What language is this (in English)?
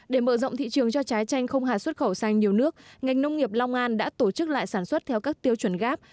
Vietnamese